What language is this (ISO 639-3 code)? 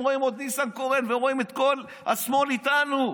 heb